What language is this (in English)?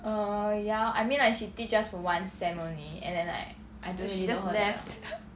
English